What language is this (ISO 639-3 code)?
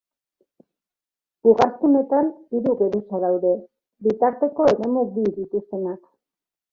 eus